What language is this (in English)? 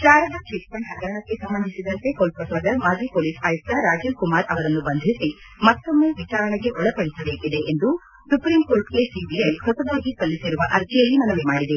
Kannada